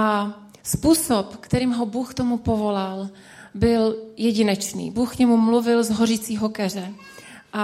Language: Czech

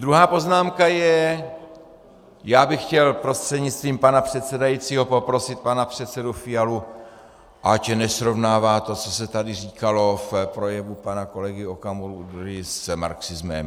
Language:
Czech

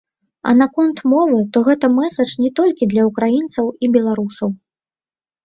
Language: Belarusian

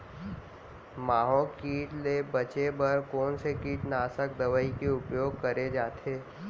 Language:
Chhattisgarhi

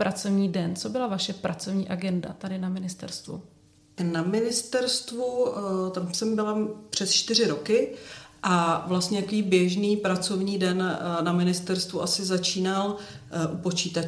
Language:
Czech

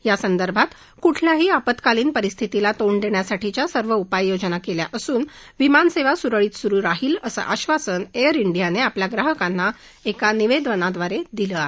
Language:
Marathi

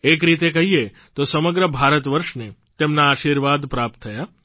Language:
Gujarati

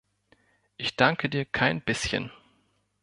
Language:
German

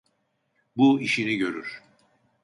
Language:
Turkish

